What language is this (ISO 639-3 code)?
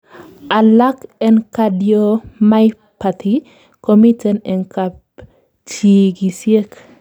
kln